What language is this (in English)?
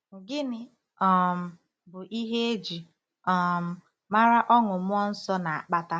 Igbo